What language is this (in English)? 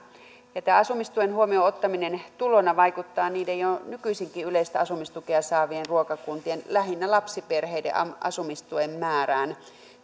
Finnish